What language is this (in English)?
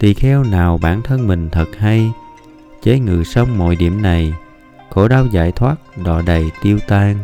Vietnamese